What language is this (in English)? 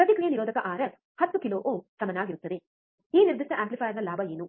Kannada